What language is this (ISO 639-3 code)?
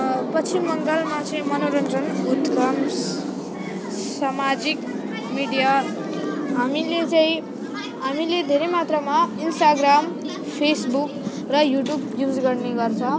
nep